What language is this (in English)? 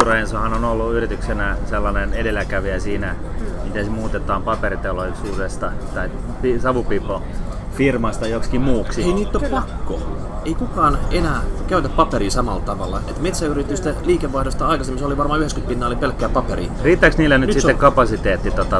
Finnish